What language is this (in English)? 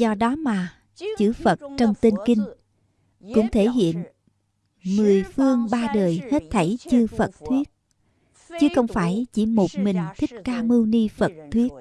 Vietnamese